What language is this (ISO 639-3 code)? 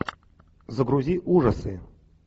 rus